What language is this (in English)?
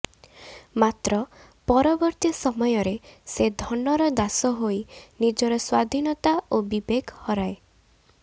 Odia